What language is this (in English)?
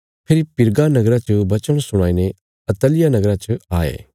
Bilaspuri